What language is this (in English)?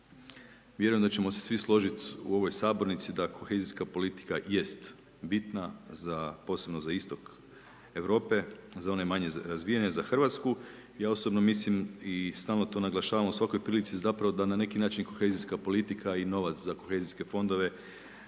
Croatian